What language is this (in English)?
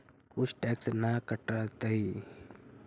Magahi